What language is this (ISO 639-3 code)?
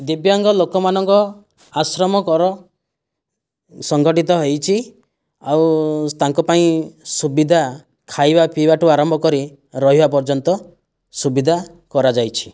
ori